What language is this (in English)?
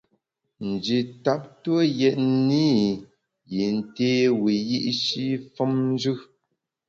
Bamun